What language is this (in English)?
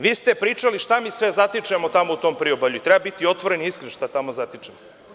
Serbian